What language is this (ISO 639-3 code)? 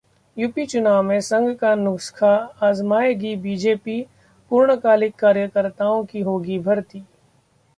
hin